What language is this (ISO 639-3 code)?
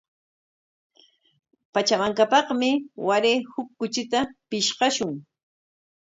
qwa